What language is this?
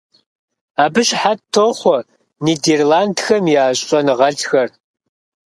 Kabardian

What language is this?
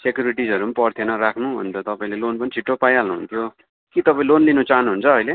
Nepali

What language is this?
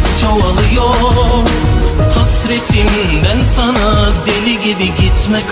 Turkish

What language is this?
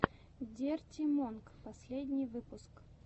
Russian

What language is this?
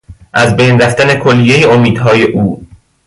Persian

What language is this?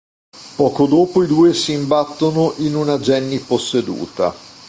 Italian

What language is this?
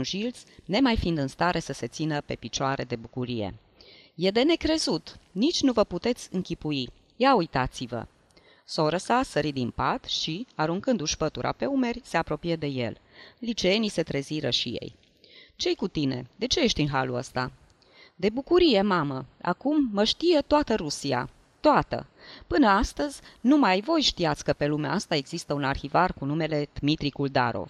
Romanian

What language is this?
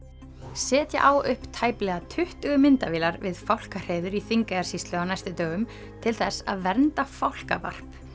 Icelandic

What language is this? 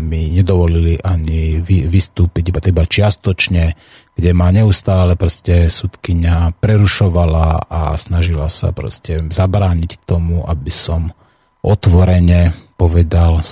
Slovak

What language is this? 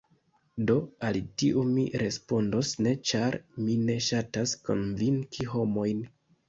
Esperanto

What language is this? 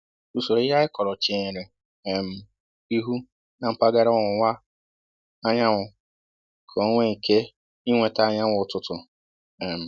Igbo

